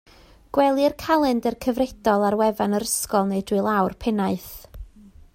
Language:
Welsh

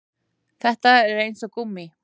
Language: Icelandic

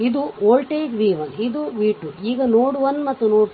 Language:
Kannada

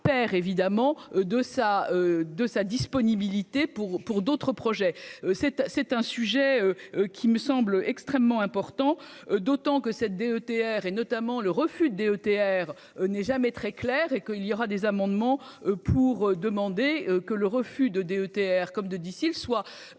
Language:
French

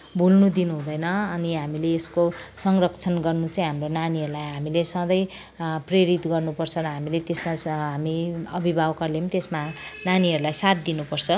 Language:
Nepali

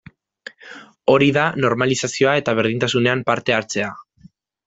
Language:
Basque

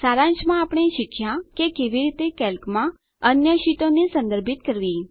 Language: Gujarati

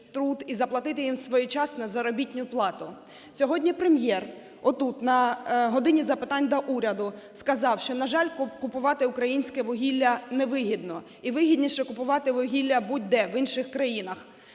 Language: Ukrainian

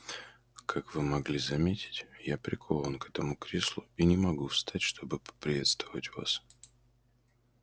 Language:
Russian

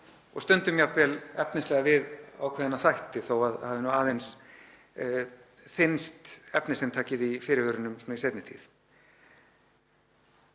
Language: Icelandic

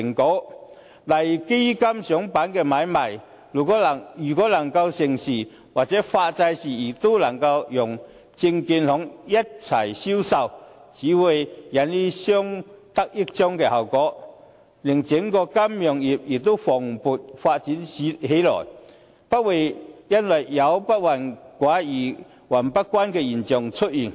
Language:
Cantonese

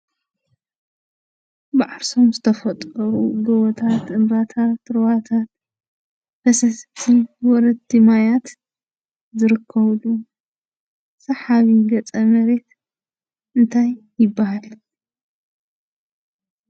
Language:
Tigrinya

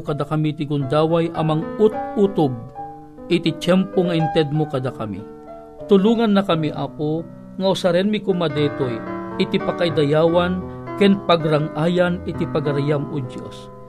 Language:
Filipino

